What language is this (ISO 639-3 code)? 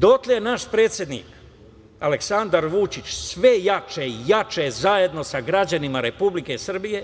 srp